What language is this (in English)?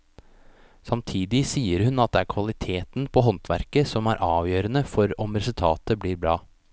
Norwegian